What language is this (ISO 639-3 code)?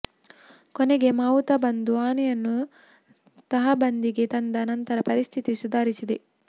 kan